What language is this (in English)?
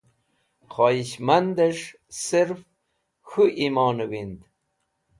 Wakhi